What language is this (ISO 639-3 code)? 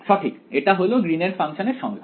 ben